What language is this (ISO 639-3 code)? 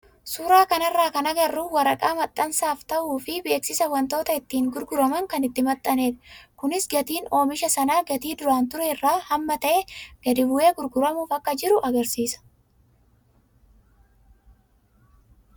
orm